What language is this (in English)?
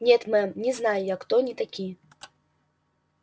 Russian